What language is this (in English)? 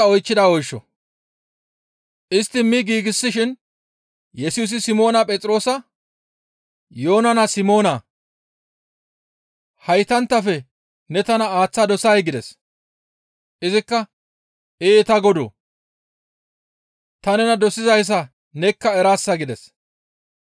Gamo